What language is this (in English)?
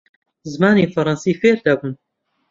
Central Kurdish